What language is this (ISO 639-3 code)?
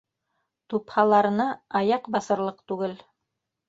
bak